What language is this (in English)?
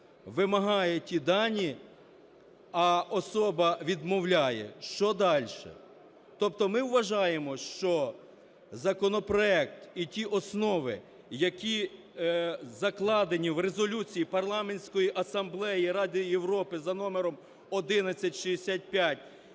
Ukrainian